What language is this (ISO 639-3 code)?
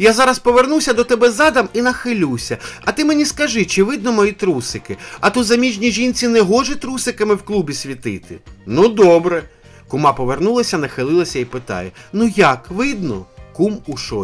ukr